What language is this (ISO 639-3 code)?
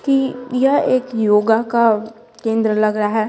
hin